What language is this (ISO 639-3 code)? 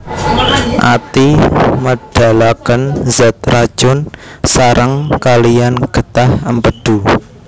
jav